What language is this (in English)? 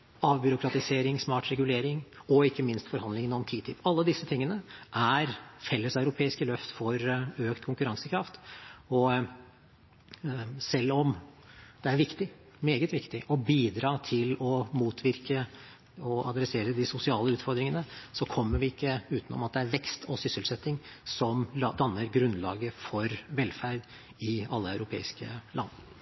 Norwegian Bokmål